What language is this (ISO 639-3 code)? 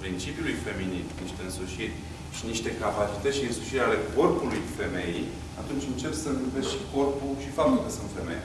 ron